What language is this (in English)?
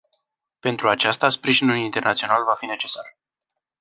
Romanian